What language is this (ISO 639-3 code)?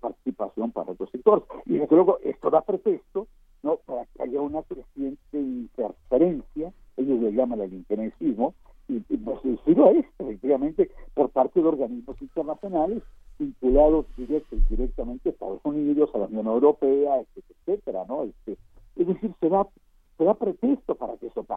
spa